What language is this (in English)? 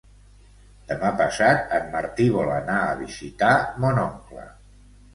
Catalan